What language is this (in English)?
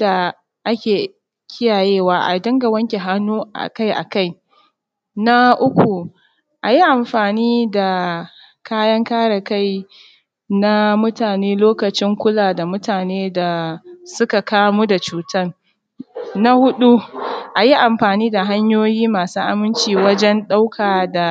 Hausa